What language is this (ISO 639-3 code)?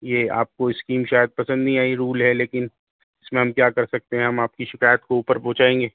urd